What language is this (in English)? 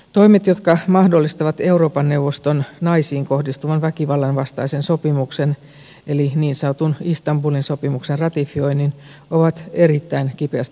Finnish